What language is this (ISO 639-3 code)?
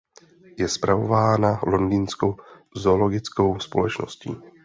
ces